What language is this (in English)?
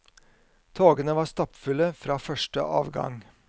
Norwegian